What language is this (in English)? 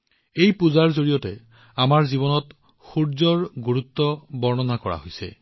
Assamese